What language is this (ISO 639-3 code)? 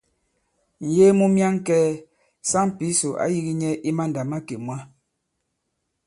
abb